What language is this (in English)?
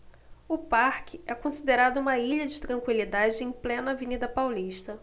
Portuguese